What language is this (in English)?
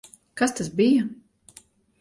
Latvian